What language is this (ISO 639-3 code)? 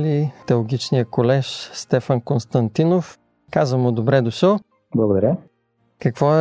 bul